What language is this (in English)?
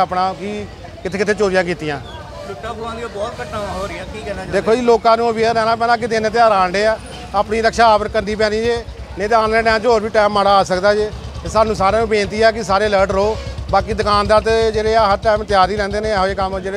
Punjabi